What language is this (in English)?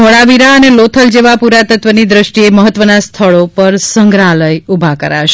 Gujarati